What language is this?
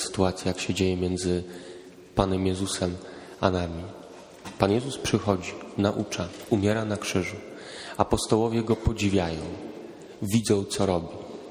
Polish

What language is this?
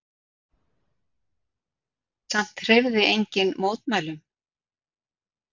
Icelandic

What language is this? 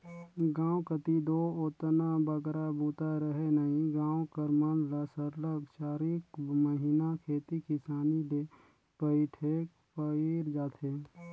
Chhattisgarhi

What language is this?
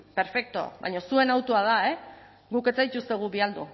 Basque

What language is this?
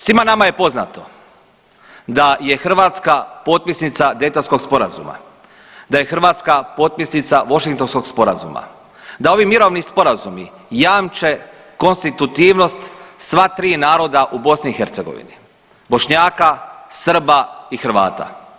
Croatian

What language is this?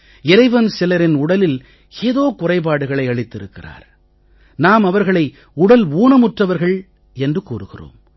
Tamil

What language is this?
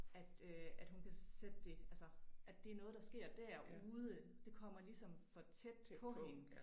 Danish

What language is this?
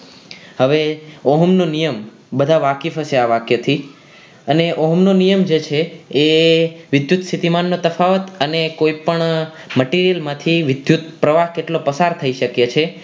Gujarati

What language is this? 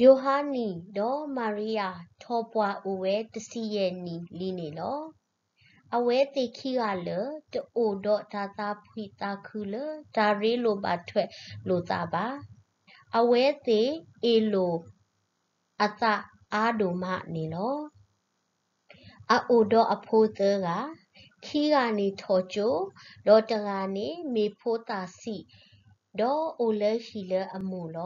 Thai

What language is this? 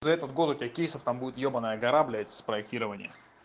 Russian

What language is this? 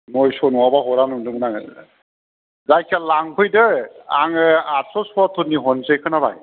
Bodo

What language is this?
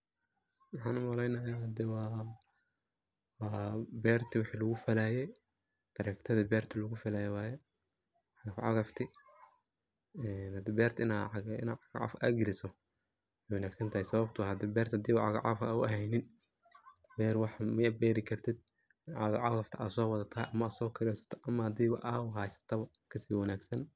Somali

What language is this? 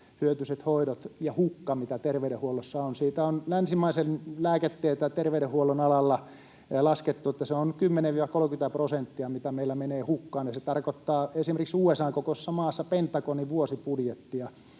Finnish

